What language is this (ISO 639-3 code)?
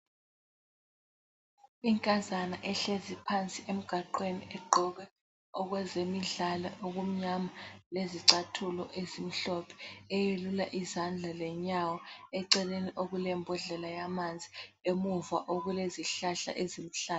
nde